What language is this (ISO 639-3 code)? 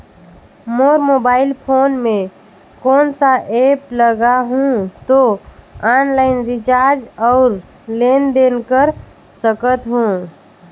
hne